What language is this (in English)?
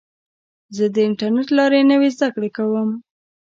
Pashto